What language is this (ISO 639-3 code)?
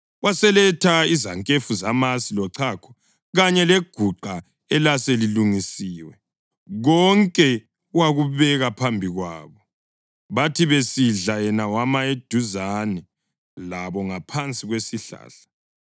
nde